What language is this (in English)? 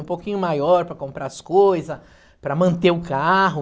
Portuguese